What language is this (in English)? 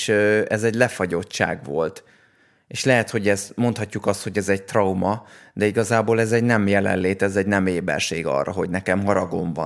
Hungarian